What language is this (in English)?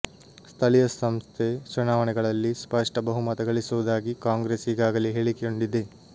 Kannada